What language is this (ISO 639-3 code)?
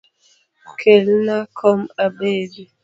luo